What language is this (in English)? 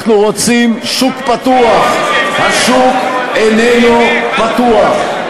Hebrew